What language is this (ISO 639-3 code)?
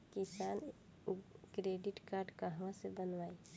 bho